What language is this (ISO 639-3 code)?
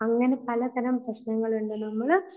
mal